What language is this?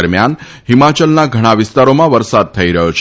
Gujarati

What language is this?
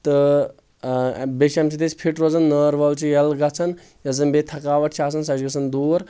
Kashmiri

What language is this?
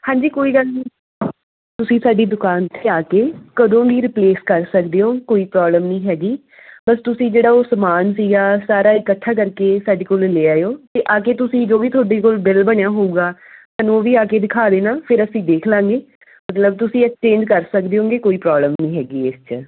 Punjabi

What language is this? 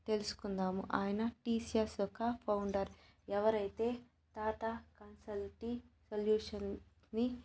Telugu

